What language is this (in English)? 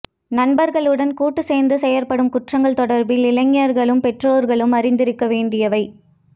Tamil